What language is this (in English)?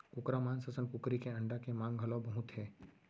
Chhattisgarhi